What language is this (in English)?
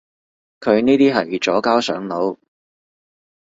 Cantonese